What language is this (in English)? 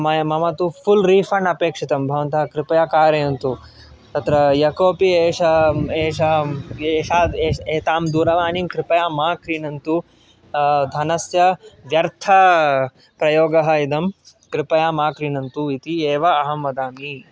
Sanskrit